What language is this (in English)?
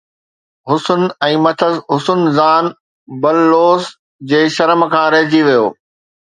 Sindhi